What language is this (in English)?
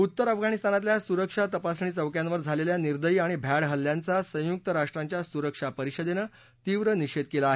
Marathi